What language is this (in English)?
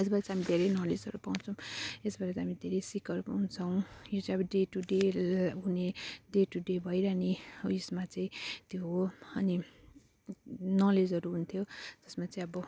Nepali